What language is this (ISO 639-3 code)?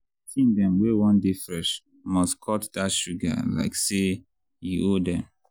pcm